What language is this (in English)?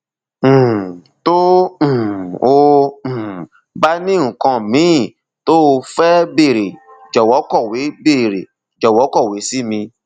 Yoruba